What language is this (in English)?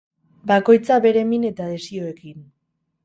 Basque